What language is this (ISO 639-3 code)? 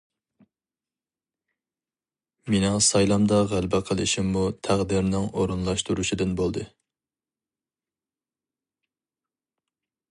uig